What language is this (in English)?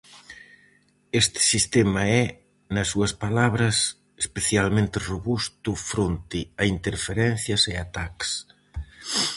Galician